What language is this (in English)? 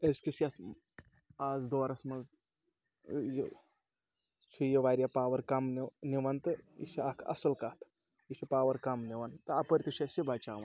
Kashmiri